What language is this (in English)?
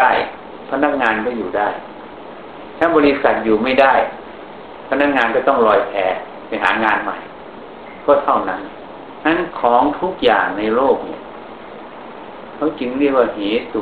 Thai